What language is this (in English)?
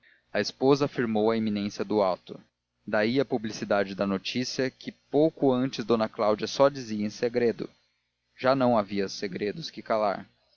Portuguese